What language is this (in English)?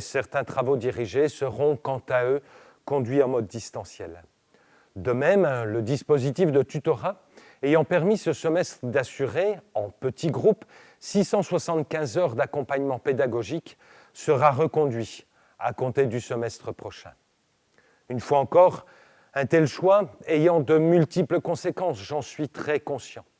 French